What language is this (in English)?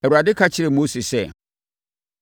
Akan